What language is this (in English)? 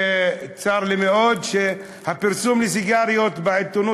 Hebrew